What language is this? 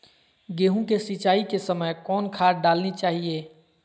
Magahi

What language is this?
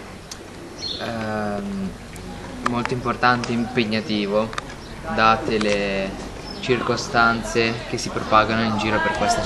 Italian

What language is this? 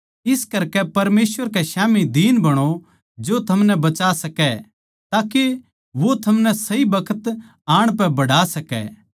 Haryanvi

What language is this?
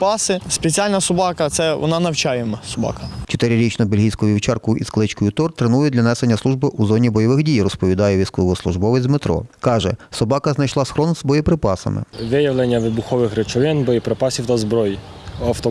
Ukrainian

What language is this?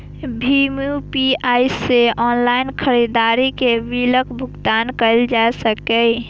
Maithili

